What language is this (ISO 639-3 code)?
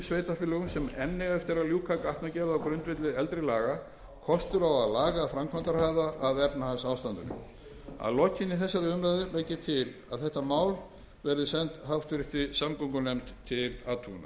isl